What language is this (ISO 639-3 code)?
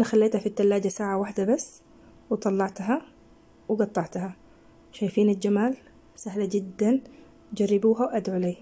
ara